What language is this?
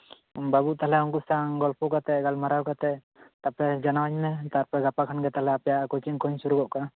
Santali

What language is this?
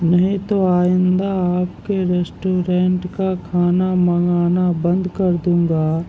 Urdu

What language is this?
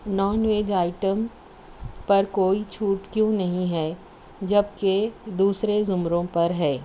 Urdu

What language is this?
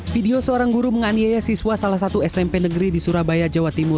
Indonesian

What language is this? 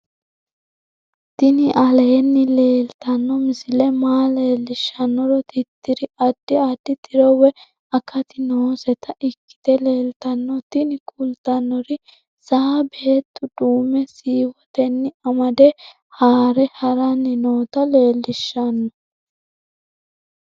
Sidamo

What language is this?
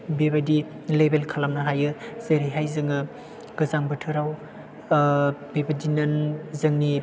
Bodo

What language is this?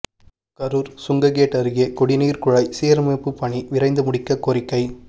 Tamil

